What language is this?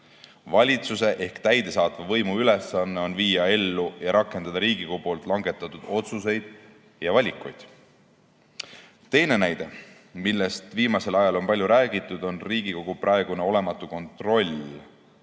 Estonian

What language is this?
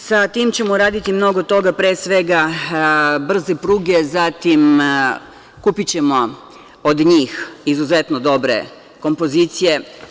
Serbian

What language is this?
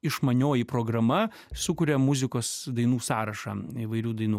Lithuanian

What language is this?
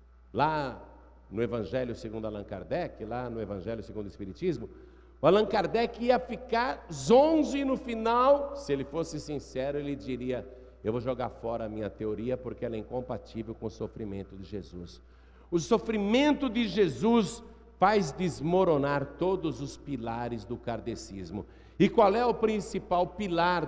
Portuguese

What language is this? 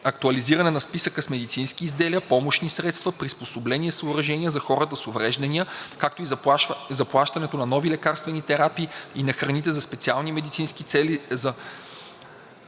Bulgarian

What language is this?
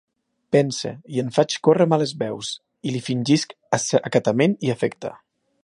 Catalan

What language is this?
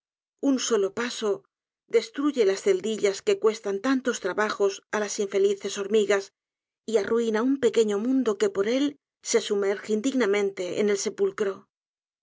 Spanish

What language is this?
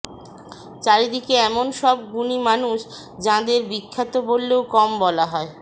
Bangla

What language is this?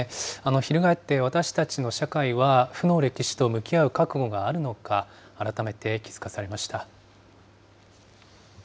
Japanese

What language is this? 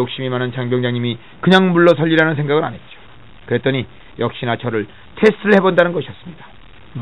Korean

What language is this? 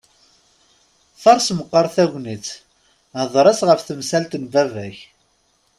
Kabyle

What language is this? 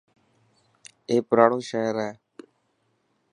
Dhatki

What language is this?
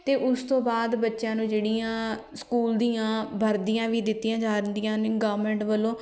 Punjabi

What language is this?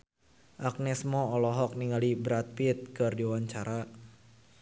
Sundanese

